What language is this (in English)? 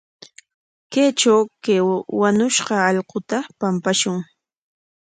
Corongo Ancash Quechua